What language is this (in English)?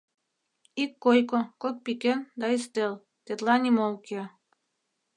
Mari